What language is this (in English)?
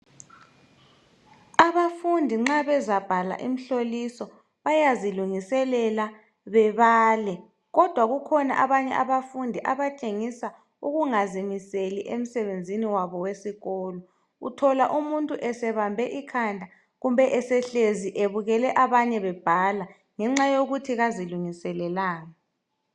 North Ndebele